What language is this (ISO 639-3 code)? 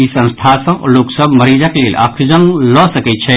mai